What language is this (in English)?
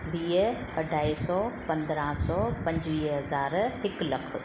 Sindhi